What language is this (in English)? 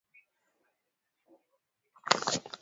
Swahili